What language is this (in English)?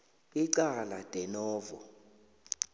South Ndebele